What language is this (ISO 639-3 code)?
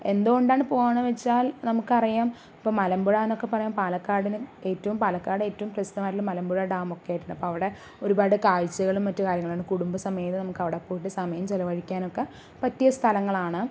mal